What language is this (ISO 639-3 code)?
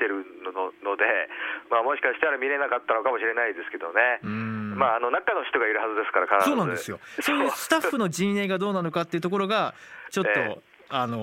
jpn